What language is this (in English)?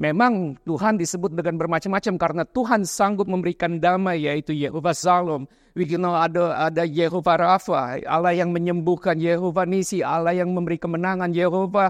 Indonesian